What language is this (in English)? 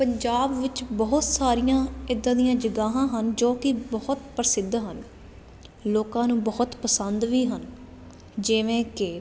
Punjabi